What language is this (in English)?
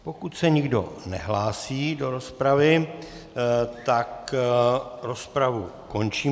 Czech